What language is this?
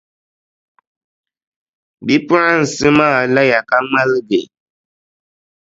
Dagbani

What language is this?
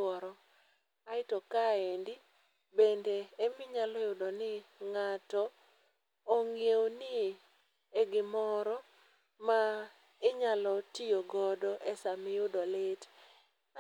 Luo (Kenya and Tanzania)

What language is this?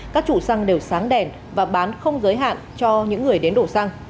Vietnamese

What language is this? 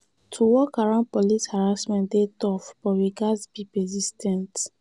Nigerian Pidgin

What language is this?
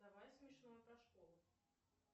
Russian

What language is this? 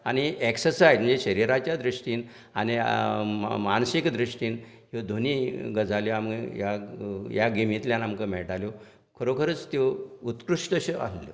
Konkani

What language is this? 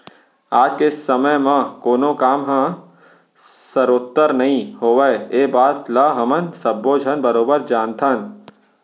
Chhattisgarhi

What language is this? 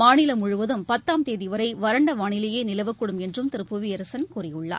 Tamil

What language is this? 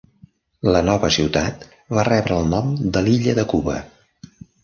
Catalan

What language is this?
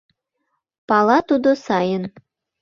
Mari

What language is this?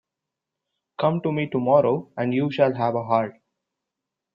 English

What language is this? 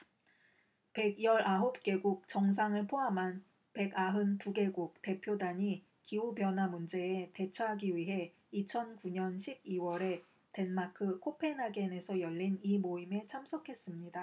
Korean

